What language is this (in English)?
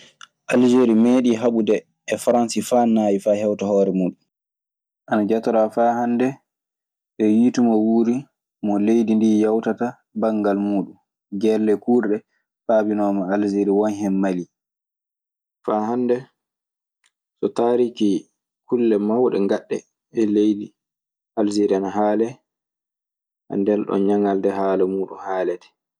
Maasina Fulfulde